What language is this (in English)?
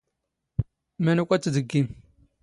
Standard Moroccan Tamazight